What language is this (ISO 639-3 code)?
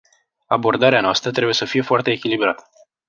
ron